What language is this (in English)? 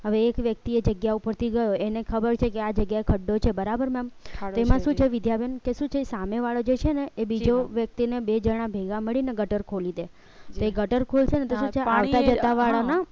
Gujarati